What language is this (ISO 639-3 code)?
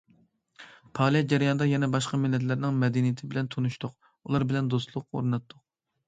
uig